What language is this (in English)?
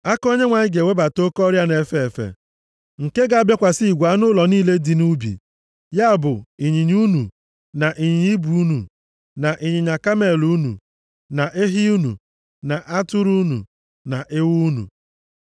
Igbo